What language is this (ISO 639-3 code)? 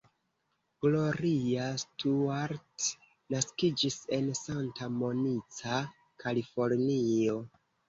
epo